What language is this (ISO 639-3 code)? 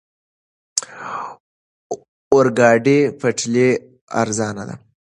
pus